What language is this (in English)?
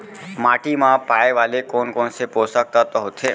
Chhattisgarhi